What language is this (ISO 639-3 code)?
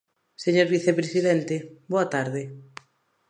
glg